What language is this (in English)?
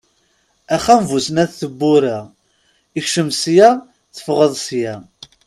Kabyle